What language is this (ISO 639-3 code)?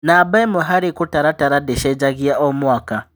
kik